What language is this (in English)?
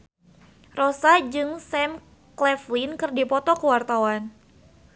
Sundanese